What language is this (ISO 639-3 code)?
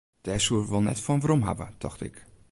fry